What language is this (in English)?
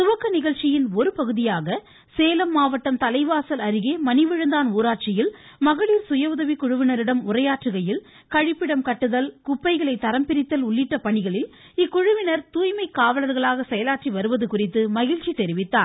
Tamil